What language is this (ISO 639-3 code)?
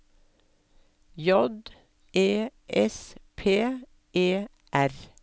nor